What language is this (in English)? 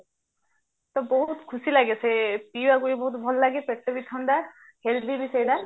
Odia